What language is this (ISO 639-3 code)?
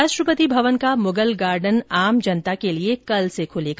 hin